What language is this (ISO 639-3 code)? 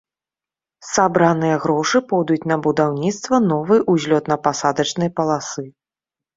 bel